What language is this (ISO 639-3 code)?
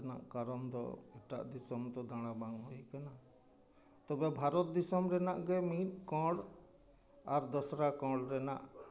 sat